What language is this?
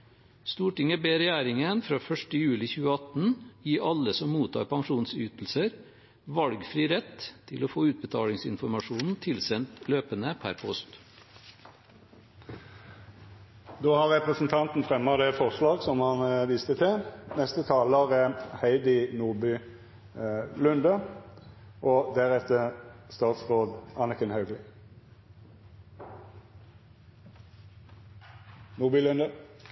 Norwegian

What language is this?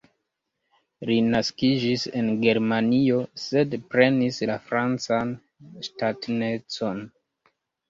Esperanto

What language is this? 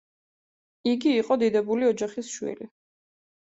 Georgian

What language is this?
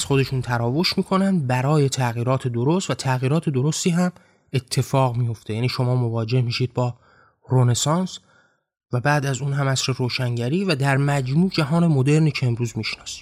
Persian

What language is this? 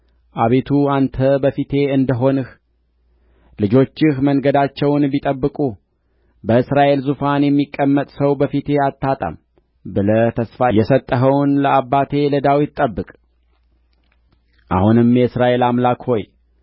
Amharic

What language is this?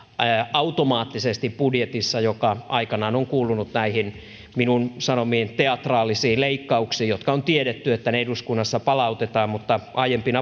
Finnish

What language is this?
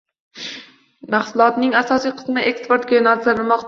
Uzbek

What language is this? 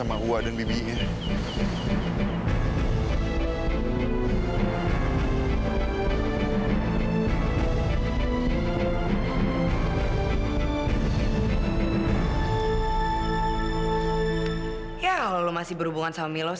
Indonesian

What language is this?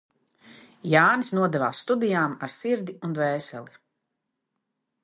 Latvian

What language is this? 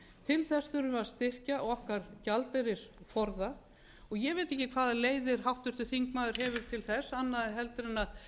Icelandic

